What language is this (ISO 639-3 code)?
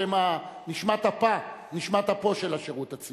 heb